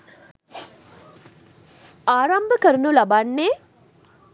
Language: Sinhala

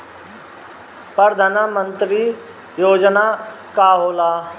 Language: Bhojpuri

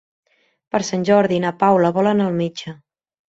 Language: Catalan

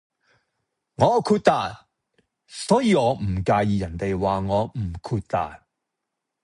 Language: Cantonese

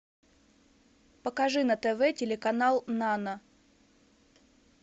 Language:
Russian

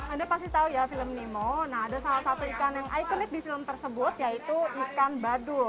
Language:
Indonesian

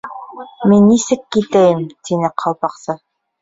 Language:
Bashkir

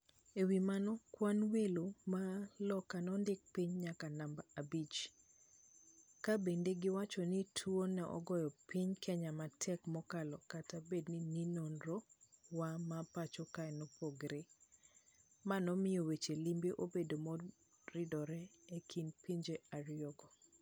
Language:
Luo (Kenya and Tanzania)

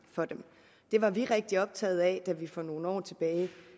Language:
Danish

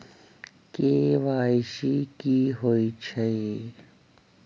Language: Magahi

